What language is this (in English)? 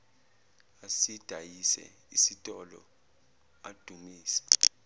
Zulu